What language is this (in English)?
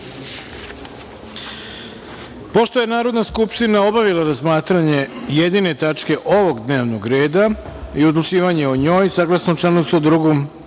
Serbian